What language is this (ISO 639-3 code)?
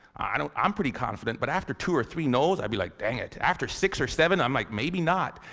eng